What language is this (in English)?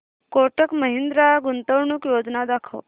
Marathi